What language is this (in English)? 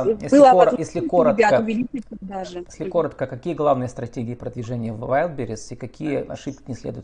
Russian